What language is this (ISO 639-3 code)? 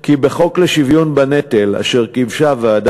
heb